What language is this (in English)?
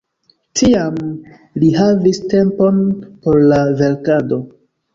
Esperanto